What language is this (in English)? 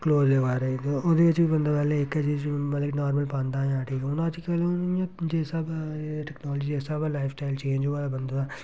Dogri